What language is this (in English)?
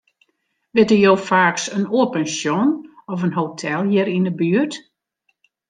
Western Frisian